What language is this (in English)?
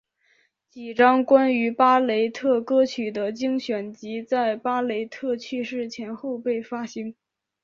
Chinese